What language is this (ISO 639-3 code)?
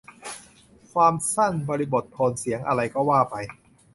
tha